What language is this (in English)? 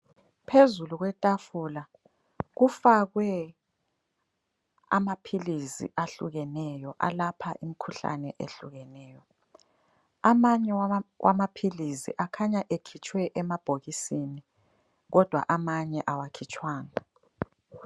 North Ndebele